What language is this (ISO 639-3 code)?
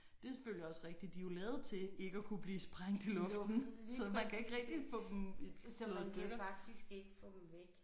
dan